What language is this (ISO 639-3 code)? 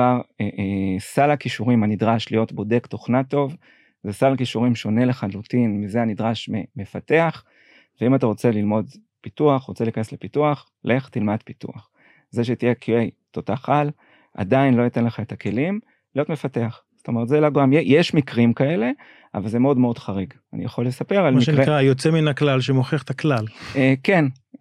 heb